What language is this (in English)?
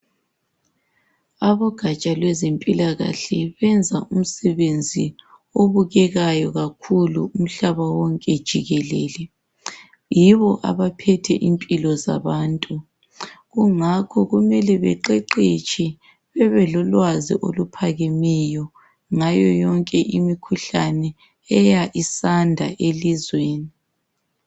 North Ndebele